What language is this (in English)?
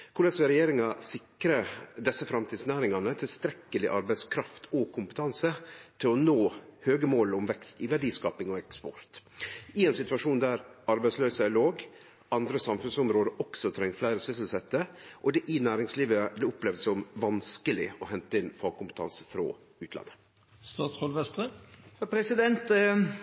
Norwegian Nynorsk